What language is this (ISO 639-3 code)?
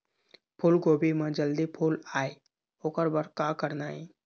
hne